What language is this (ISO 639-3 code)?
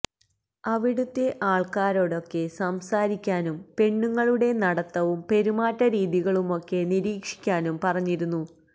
mal